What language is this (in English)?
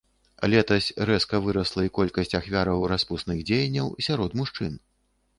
Belarusian